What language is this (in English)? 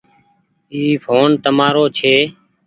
Goaria